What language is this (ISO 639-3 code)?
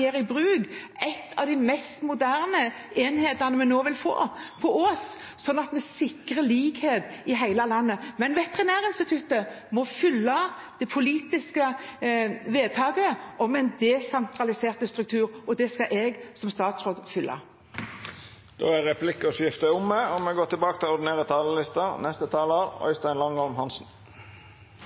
nor